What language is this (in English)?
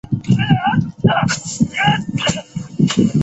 Chinese